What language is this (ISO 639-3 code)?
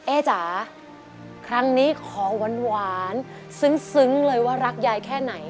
tha